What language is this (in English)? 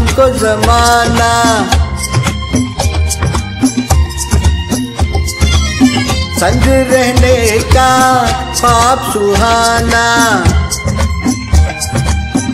Hindi